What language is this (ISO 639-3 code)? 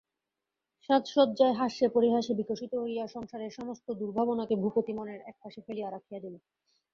ben